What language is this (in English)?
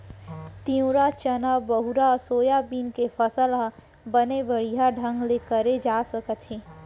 Chhattisgarhi